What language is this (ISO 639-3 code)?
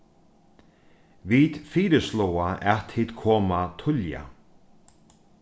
fao